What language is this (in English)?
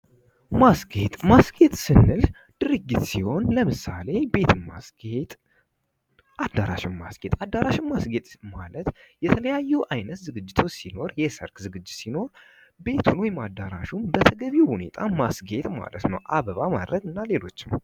Amharic